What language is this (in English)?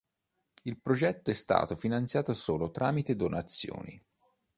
Italian